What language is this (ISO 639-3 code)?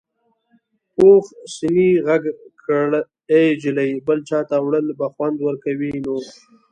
pus